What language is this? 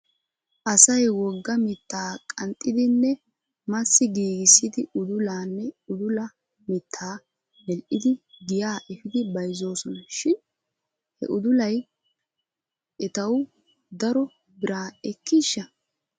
Wolaytta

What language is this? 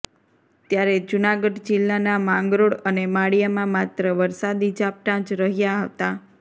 Gujarati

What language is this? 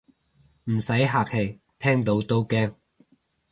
Cantonese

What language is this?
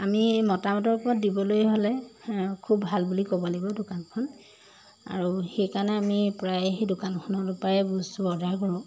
Assamese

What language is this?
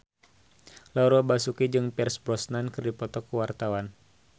Sundanese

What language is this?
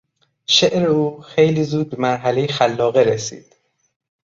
Persian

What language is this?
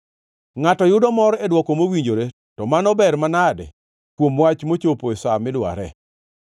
Luo (Kenya and Tanzania)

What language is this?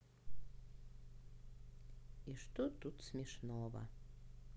Russian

